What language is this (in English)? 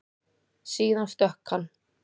Icelandic